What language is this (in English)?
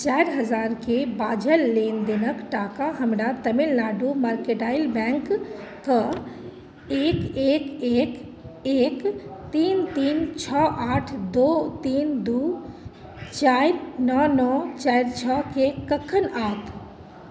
Maithili